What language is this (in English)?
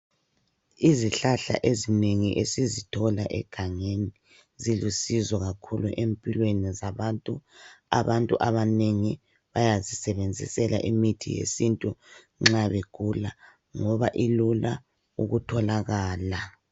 North Ndebele